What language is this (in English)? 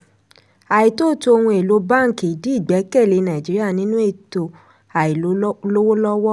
Yoruba